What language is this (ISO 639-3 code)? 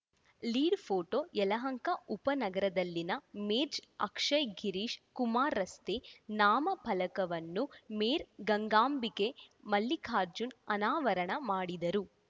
kan